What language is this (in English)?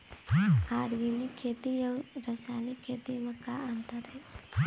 Chhattisgarhi